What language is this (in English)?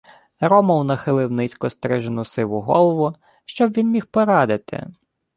Ukrainian